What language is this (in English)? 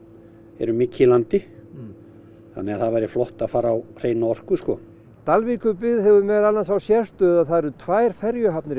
Icelandic